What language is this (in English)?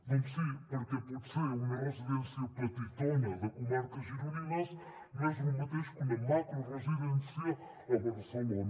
Catalan